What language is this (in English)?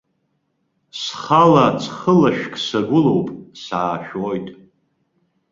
Abkhazian